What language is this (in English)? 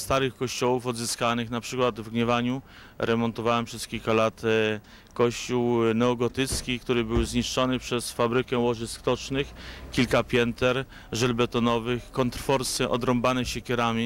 Polish